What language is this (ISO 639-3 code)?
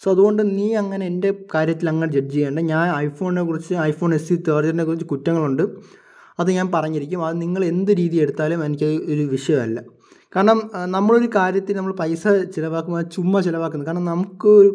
mal